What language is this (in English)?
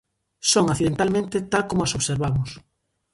Galician